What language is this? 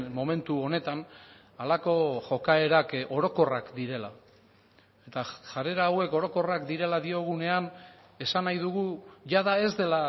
Basque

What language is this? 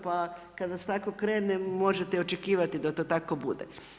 Croatian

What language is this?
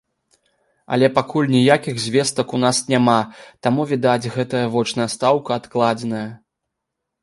Belarusian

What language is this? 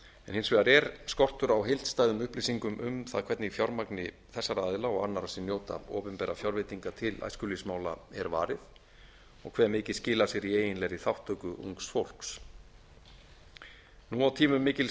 Icelandic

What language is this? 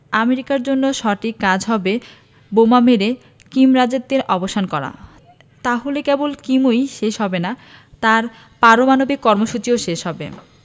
Bangla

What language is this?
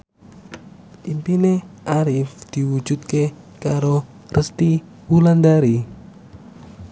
Javanese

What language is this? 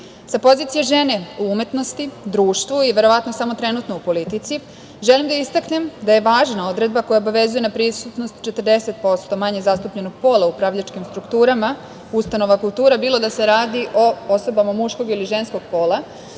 Serbian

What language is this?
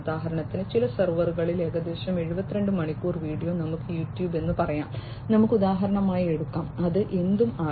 Malayalam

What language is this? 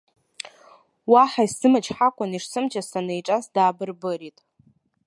Abkhazian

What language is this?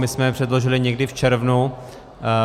Czech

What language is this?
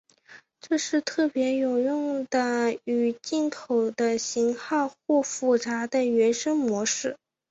Chinese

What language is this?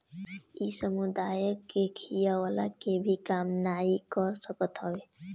Bhojpuri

